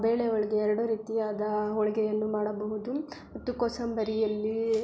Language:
Kannada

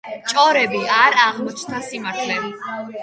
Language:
Georgian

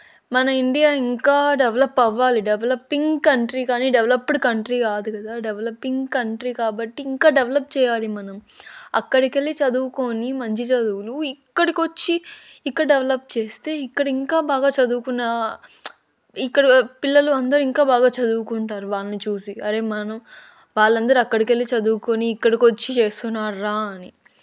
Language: Telugu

